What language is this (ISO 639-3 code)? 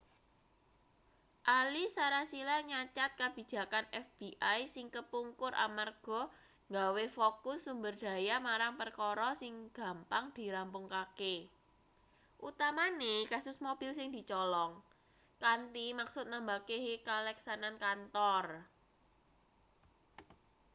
jav